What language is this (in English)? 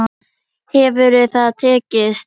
Icelandic